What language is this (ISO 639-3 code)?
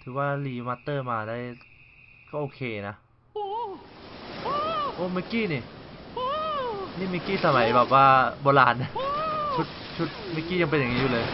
tha